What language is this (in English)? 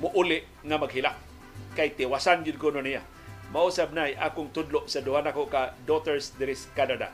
Filipino